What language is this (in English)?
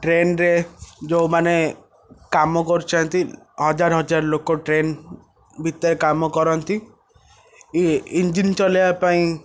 Odia